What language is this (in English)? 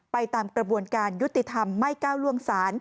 Thai